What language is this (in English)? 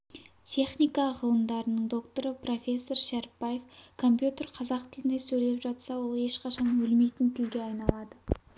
Kazakh